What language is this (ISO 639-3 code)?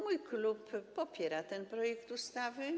pol